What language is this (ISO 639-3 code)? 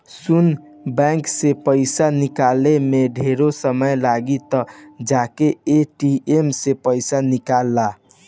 bho